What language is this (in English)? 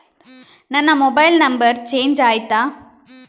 Kannada